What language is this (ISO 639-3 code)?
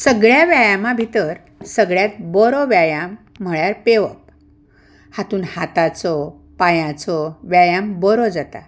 kok